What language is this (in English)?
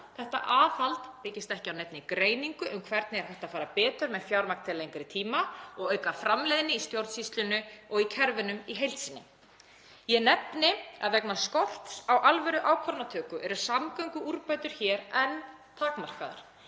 Icelandic